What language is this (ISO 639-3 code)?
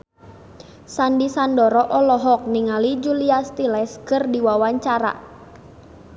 sun